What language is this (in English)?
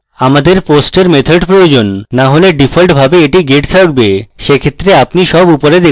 Bangla